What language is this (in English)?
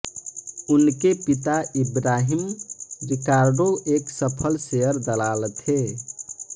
Hindi